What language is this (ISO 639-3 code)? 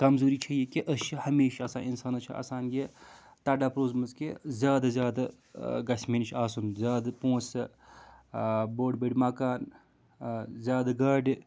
kas